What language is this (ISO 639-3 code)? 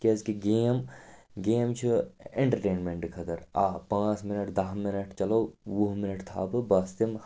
kas